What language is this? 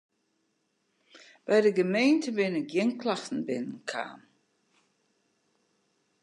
Western Frisian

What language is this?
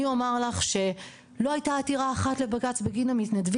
Hebrew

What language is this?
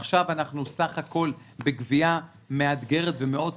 Hebrew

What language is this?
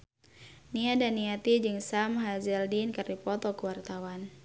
Sundanese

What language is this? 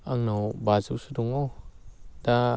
Bodo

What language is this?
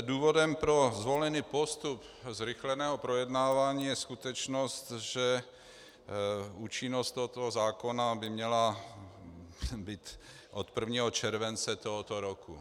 Czech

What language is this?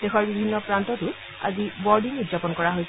Assamese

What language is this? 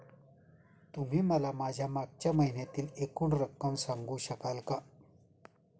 Marathi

